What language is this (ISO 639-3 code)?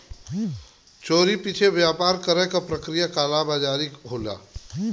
bho